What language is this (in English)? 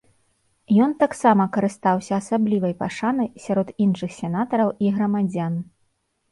Belarusian